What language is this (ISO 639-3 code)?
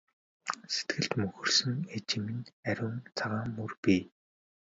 mon